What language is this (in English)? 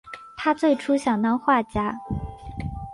Chinese